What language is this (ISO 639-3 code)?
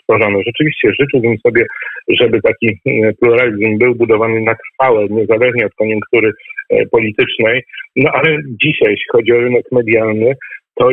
pol